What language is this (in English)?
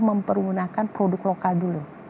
Indonesian